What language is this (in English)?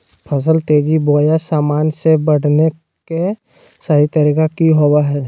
Magahi